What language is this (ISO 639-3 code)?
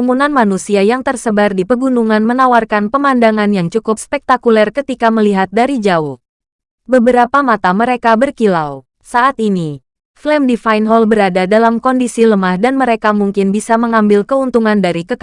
ind